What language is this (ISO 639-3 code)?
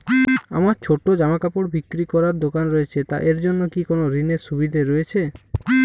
ben